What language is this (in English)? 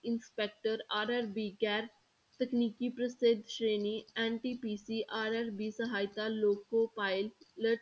Punjabi